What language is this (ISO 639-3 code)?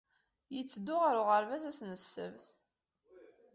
kab